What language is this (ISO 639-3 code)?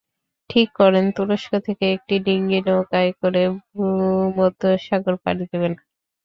ben